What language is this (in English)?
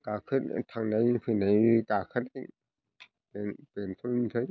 Bodo